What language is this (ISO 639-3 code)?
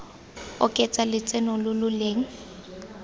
tsn